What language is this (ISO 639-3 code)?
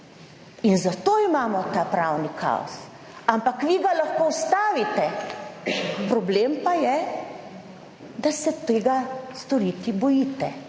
slv